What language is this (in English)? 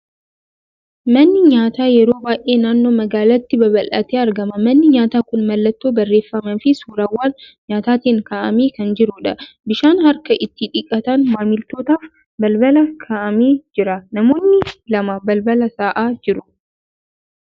Oromo